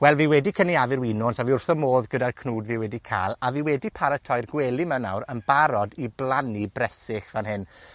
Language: Welsh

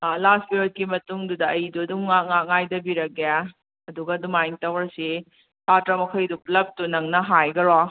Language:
Manipuri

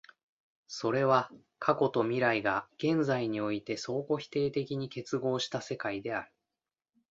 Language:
Japanese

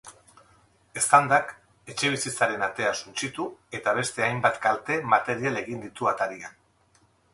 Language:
Basque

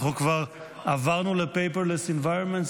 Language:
Hebrew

